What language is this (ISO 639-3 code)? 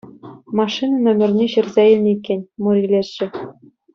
chv